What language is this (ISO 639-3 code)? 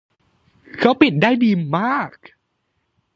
tha